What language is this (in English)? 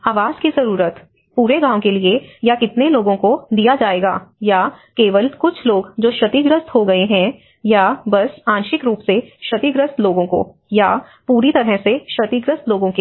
Hindi